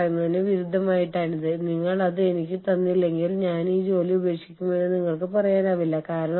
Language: Malayalam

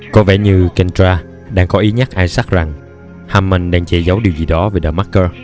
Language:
Vietnamese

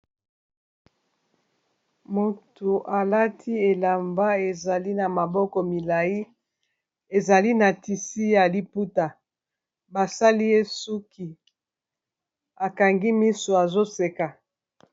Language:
Lingala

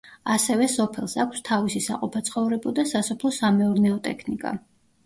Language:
Georgian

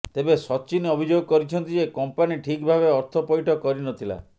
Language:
Odia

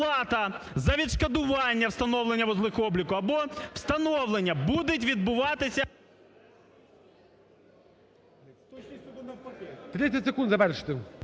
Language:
Ukrainian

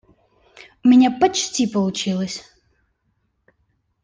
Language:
Russian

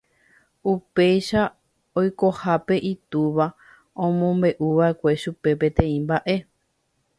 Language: Guarani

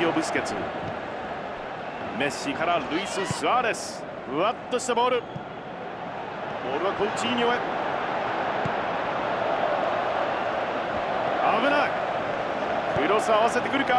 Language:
Japanese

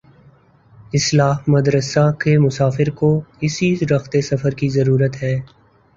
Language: Urdu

